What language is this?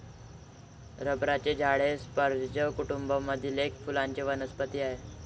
Marathi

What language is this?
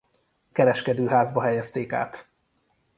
Hungarian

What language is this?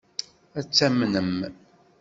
Kabyle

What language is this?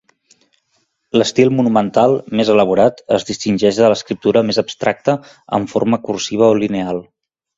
Catalan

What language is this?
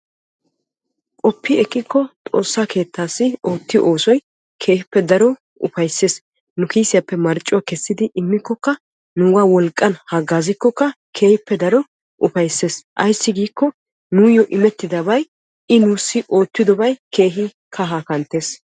Wolaytta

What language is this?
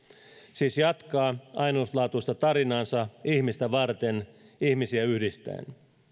Finnish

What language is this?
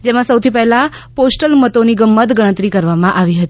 Gujarati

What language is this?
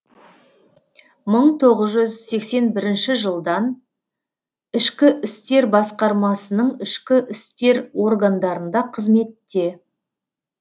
Kazakh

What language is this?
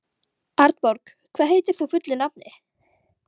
Icelandic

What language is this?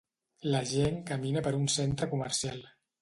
Catalan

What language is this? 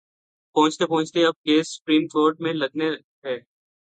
Urdu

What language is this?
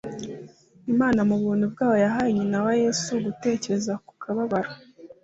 Kinyarwanda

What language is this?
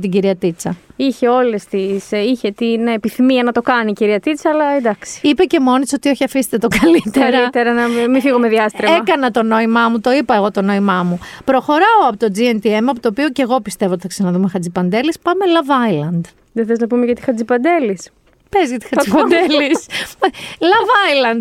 Greek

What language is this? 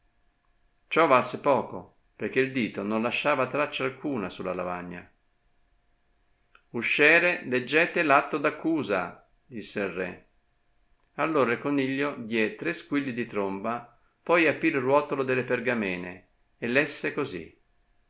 Italian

